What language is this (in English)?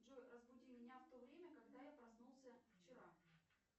Russian